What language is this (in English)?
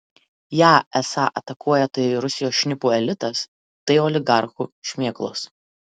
Lithuanian